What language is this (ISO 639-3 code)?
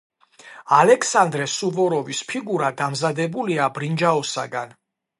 kat